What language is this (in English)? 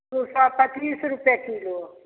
Maithili